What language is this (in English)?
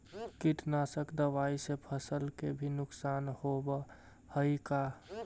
Magahi